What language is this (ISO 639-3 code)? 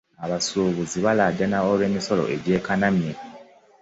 lug